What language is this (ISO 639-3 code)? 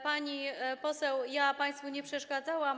pol